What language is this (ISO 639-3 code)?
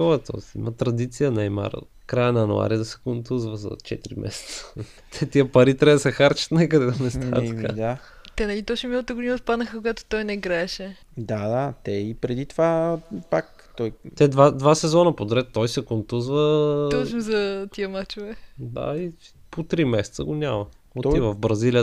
bul